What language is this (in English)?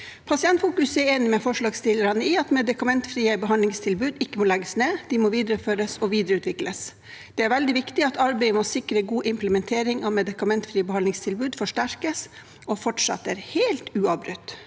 Norwegian